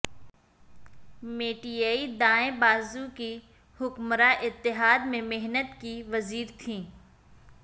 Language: Urdu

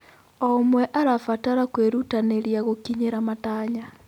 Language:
Kikuyu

